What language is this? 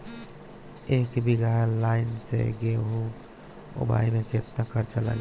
Bhojpuri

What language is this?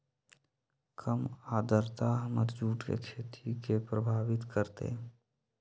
Magahi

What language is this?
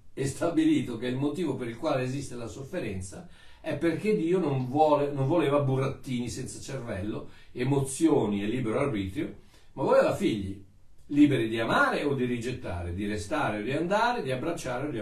Italian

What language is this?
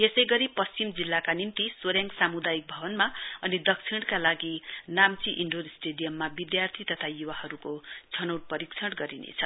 Nepali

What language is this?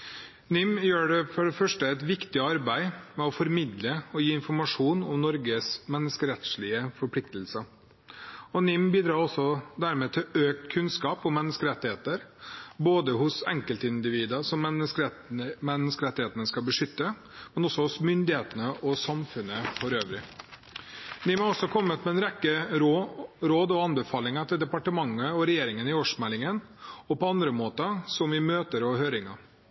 Norwegian Bokmål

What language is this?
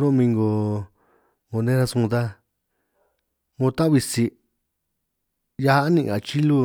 San Martín Itunyoso Triqui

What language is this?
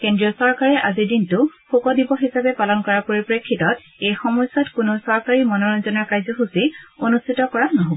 Assamese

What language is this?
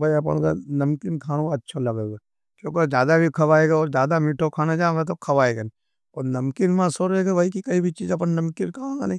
Nimadi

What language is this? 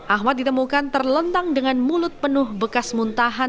Indonesian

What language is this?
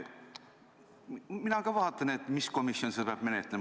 Estonian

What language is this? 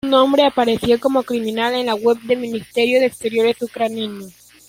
Spanish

